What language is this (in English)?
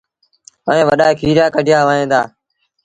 Sindhi Bhil